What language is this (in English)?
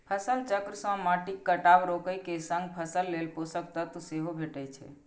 Maithili